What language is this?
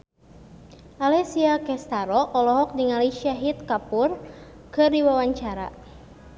Sundanese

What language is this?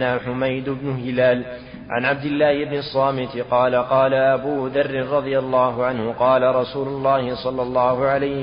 Arabic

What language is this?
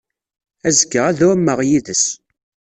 Kabyle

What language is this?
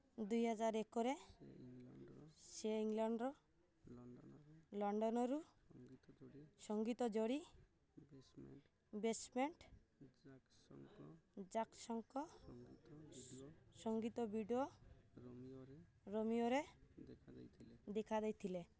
Odia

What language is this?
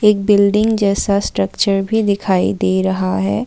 Hindi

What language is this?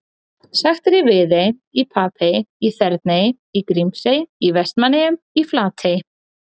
Icelandic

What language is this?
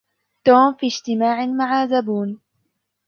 Arabic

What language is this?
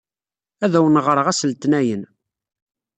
Kabyle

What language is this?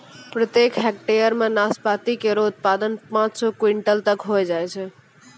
Maithili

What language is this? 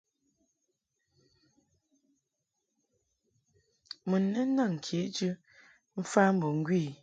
Mungaka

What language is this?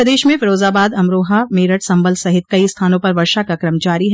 Hindi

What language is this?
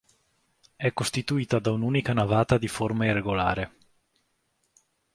Italian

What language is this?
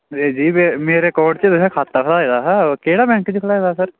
Dogri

